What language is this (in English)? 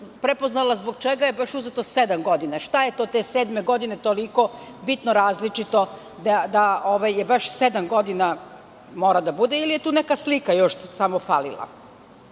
Serbian